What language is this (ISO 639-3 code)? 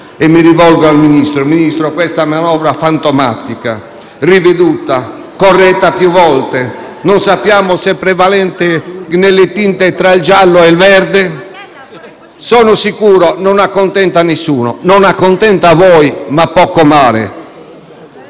ita